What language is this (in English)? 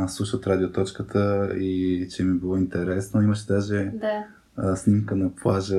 Bulgarian